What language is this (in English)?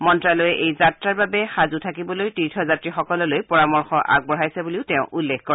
Assamese